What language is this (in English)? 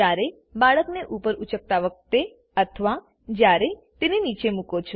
Gujarati